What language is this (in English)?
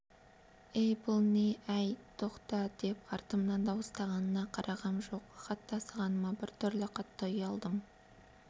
Kazakh